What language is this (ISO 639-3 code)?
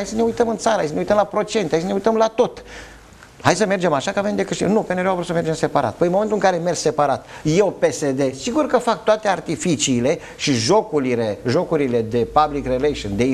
ron